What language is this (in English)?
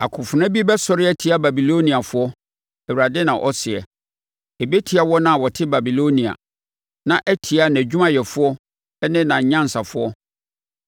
Akan